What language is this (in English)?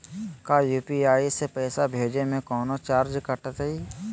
Magahi